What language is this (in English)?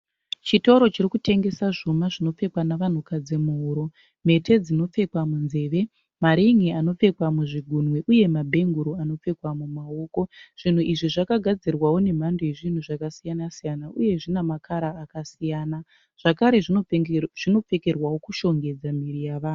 Shona